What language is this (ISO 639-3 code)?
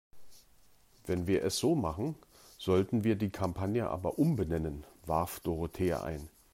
deu